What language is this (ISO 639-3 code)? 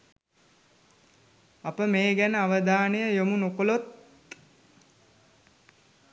sin